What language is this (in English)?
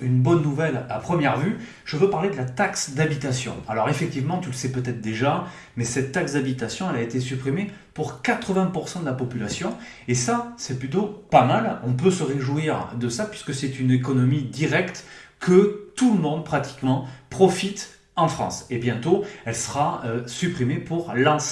French